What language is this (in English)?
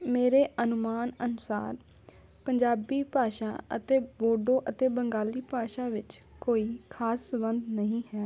Punjabi